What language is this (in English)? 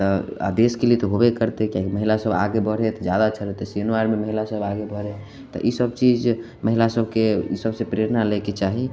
Maithili